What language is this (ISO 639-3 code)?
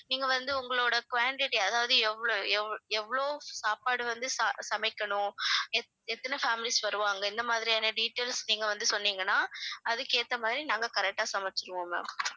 tam